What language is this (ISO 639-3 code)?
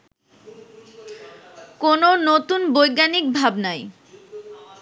ben